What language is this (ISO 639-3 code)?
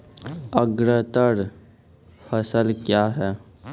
mai